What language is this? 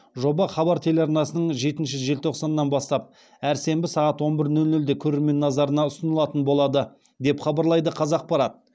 Kazakh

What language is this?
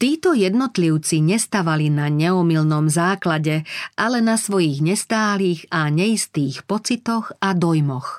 Slovak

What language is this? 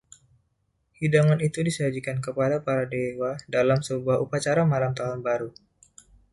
Indonesian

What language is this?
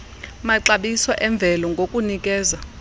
Xhosa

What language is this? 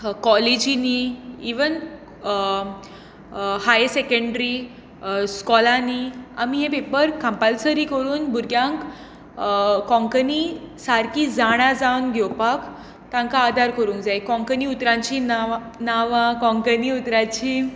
Konkani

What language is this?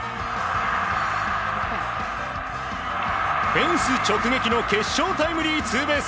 Japanese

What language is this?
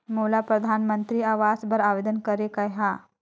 Chhattisgarhi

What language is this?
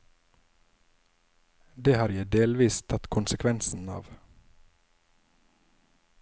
Norwegian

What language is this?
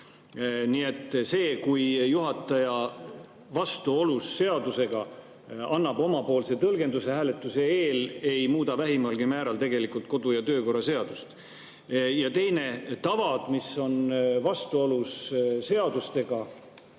Estonian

